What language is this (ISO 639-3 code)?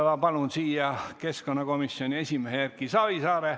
est